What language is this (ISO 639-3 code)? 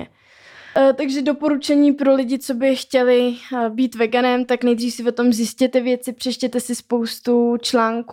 ces